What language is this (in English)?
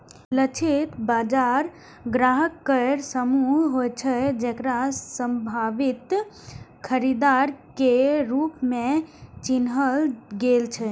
Maithili